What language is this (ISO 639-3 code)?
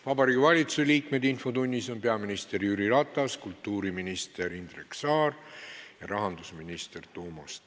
est